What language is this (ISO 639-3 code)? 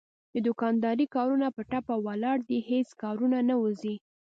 pus